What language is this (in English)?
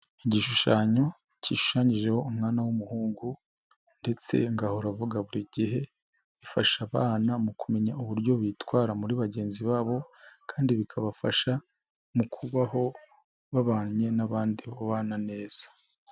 Kinyarwanda